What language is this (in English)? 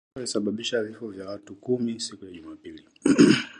Swahili